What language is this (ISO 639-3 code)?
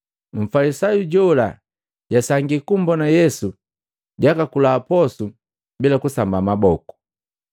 mgv